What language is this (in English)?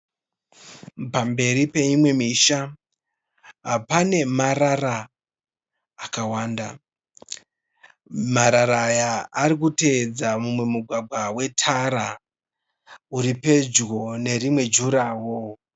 Shona